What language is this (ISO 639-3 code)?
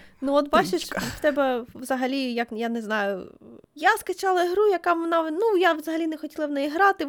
ukr